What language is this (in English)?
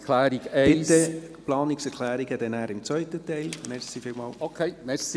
Swiss German